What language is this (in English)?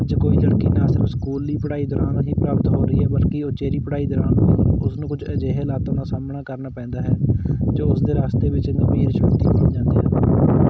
Punjabi